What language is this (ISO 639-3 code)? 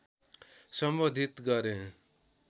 nep